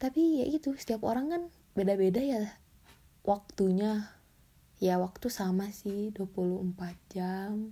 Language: Indonesian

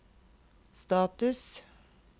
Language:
Norwegian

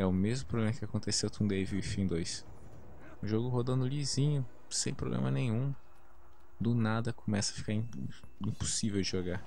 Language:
Portuguese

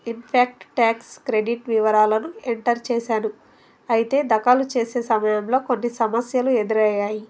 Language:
Telugu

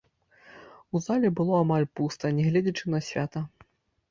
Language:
Belarusian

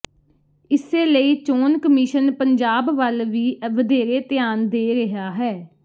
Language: Punjabi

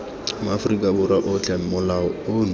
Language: Tswana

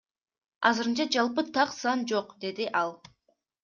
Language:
Kyrgyz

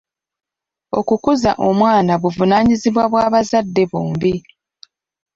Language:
Ganda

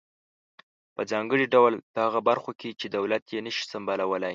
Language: Pashto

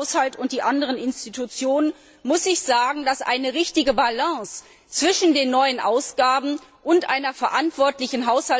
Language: German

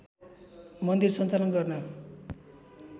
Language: Nepali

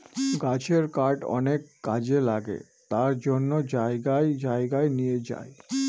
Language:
Bangla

